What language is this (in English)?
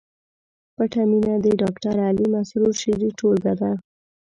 Pashto